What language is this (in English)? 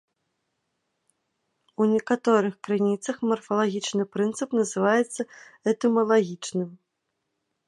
Belarusian